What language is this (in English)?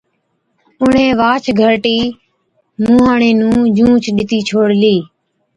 Od